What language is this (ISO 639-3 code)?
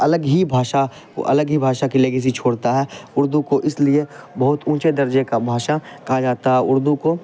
urd